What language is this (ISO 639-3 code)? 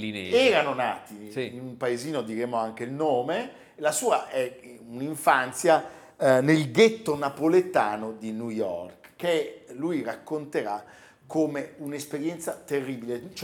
ita